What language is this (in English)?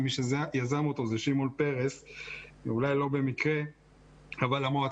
Hebrew